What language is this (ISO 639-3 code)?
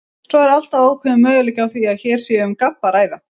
isl